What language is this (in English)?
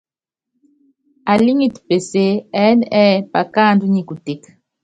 Yangben